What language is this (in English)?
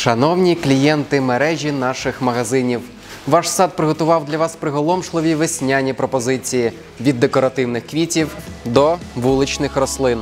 Ukrainian